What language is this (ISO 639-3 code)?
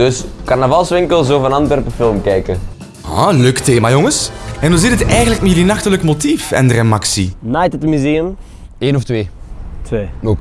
nld